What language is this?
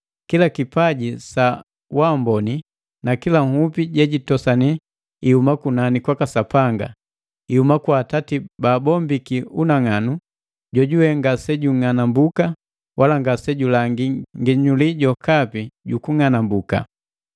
Matengo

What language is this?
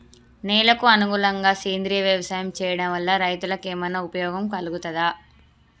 Telugu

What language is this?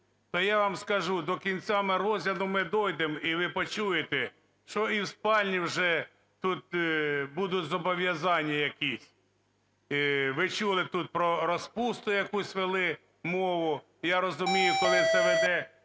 Ukrainian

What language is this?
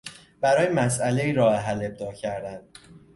Persian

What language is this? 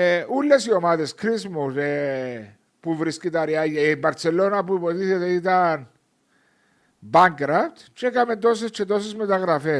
Greek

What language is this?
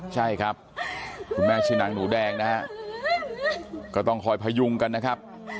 Thai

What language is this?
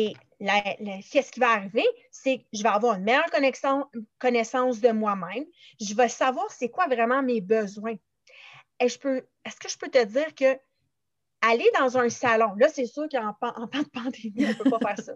French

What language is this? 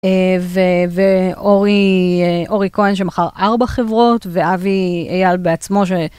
Hebrew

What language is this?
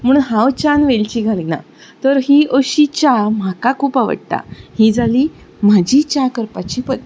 Konkani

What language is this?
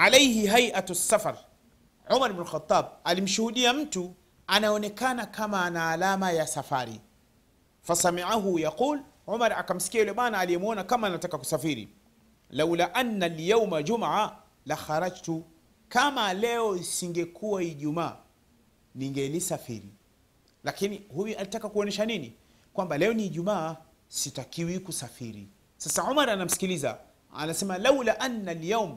Swahili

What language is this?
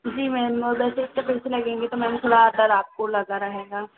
Hindi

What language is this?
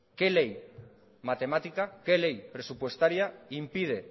Spanish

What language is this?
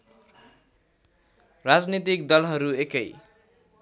Nepali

